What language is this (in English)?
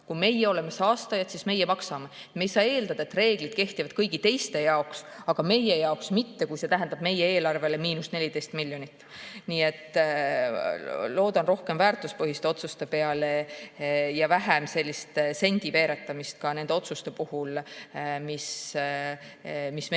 Estonian